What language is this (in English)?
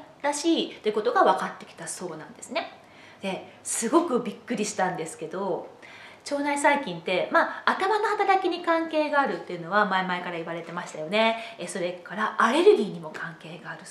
Japanese